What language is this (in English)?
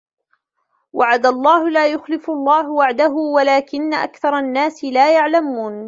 Arabic